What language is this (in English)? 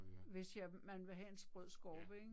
Danish